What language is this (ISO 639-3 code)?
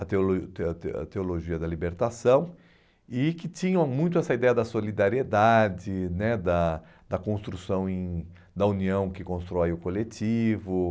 por